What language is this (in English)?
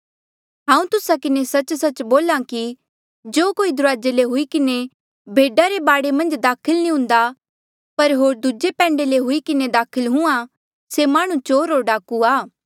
Mandeali